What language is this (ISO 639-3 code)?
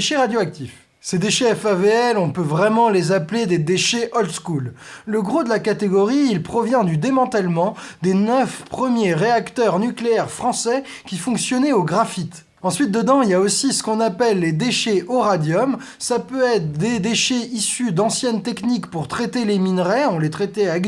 fra